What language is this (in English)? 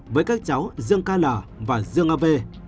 Vietnamese